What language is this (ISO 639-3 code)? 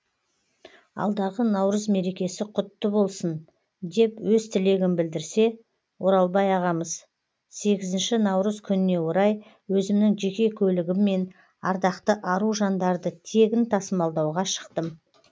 kaz